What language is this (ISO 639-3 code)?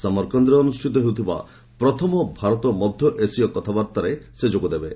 ori